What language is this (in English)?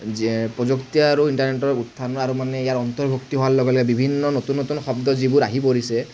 Assamese